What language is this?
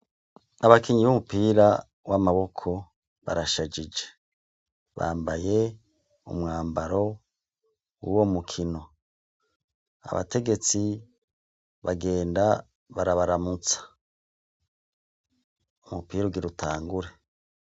Rundi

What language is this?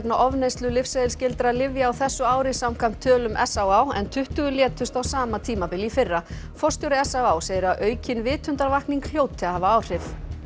Icelandic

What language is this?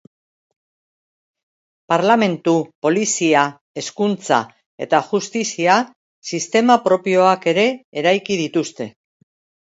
Basque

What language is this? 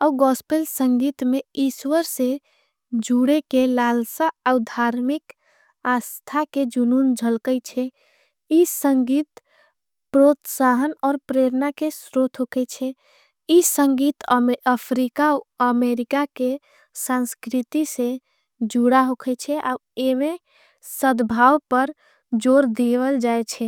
Angika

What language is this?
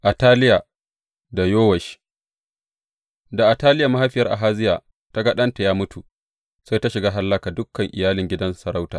Hausa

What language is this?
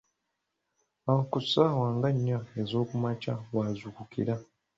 Ganda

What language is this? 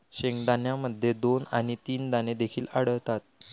Marathi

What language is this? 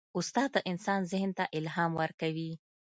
Pashto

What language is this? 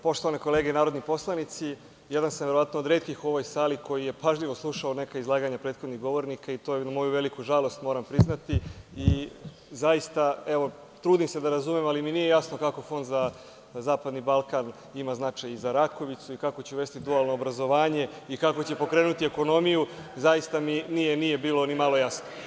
Serbian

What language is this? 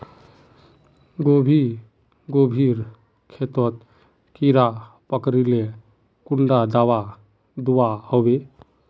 Magahi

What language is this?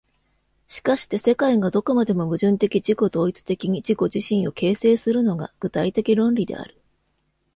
Japanese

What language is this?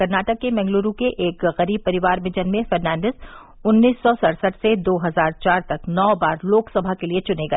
Hindi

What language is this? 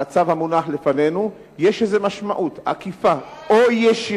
Hebrew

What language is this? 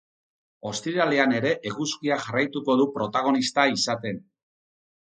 Basque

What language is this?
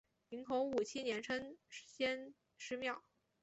Chinese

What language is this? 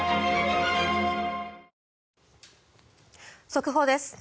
Japanese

